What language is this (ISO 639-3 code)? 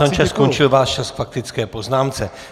ces